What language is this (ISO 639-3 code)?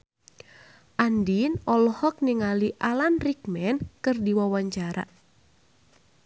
sun